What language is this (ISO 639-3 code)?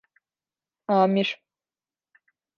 tur